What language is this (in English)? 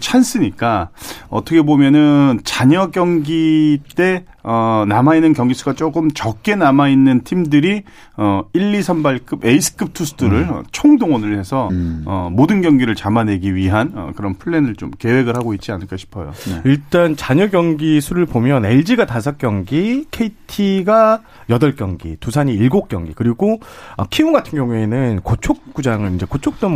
Korean